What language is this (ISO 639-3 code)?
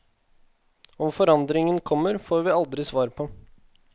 nor